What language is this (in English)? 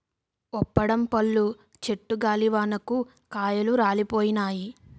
Telugu